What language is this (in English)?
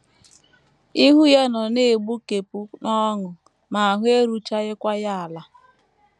Igbo